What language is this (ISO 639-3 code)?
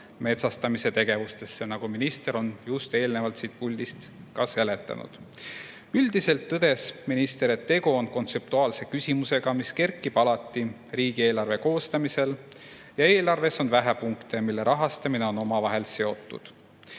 est